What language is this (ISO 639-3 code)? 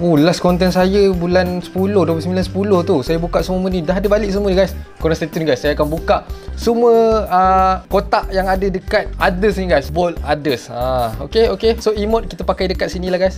msa